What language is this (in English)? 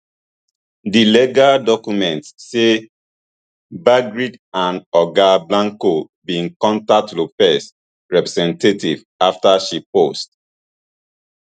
Nigerian Pidgin